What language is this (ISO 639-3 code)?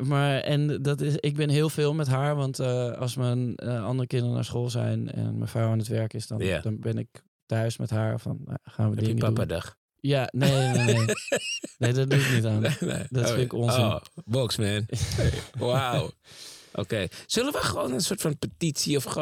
nld